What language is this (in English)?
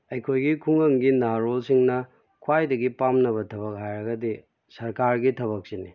Manipuri